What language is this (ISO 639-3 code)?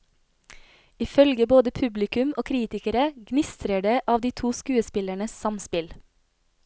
nor